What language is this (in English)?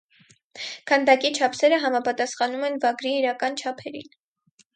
Armenian